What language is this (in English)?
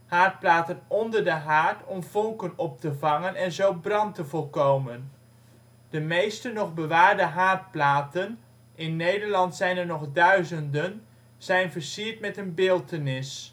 Dutch